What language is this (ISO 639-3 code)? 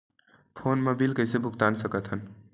hne